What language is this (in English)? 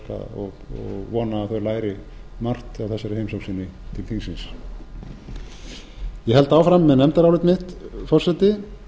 Icelandic